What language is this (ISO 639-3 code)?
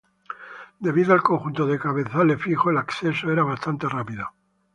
spa